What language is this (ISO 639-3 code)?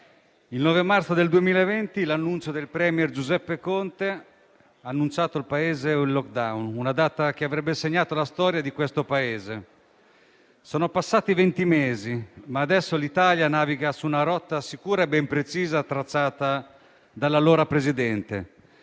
ita